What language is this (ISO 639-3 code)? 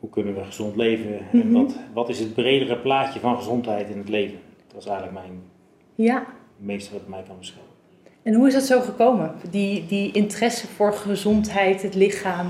nld